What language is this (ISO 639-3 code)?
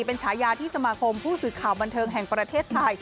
tha